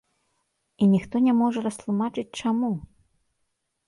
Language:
Belarusian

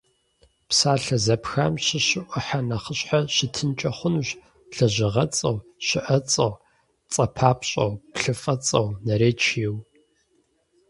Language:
Kabardian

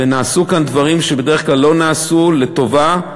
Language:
Hebrew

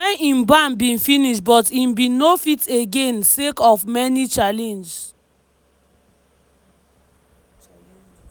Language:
Nigerian Pidgin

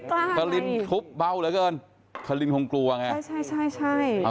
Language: Thai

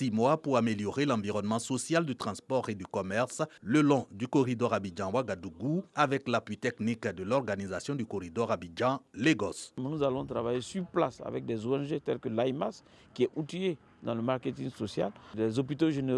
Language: French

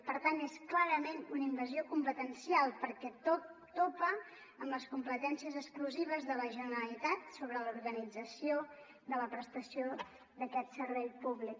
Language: Catalan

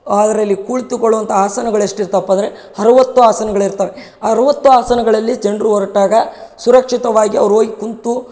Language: Kannada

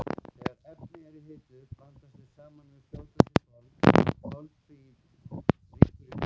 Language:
Icelandic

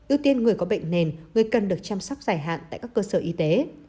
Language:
Vietnamese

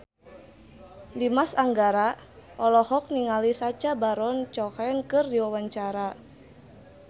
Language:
Sundanese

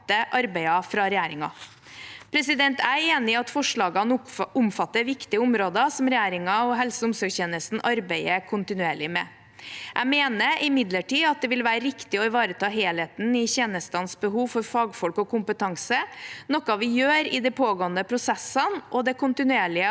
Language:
Norwegian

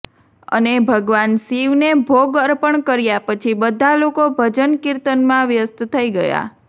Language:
Gujarati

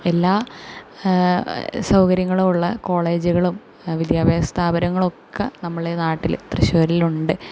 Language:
Malayalam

